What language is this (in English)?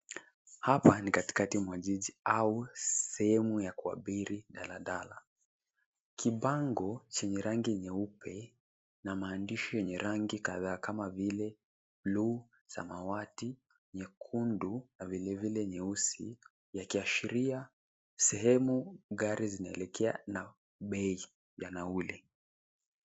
Swahili